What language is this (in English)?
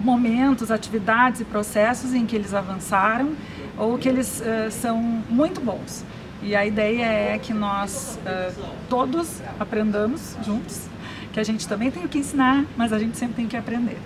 Portuguese